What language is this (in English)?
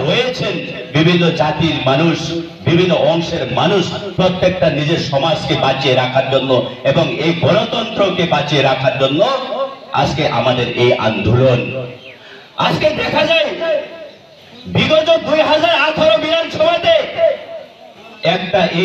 Hindi